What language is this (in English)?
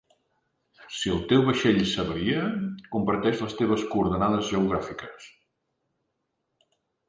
Catalan